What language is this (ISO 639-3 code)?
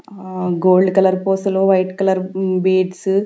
tel